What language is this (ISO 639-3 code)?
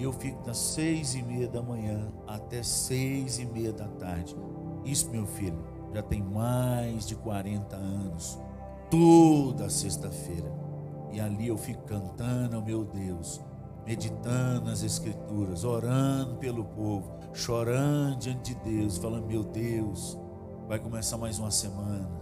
por